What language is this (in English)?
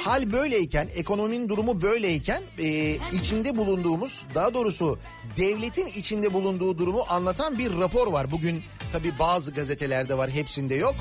Turkish